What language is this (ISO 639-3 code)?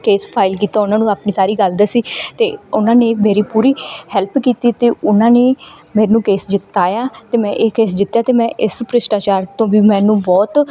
pan